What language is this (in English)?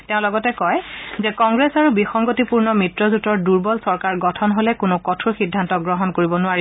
Assamese